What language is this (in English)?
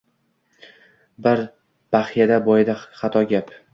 Uzbek